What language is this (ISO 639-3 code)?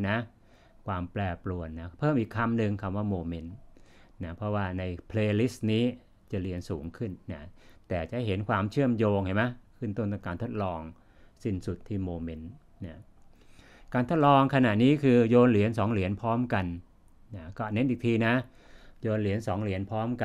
tha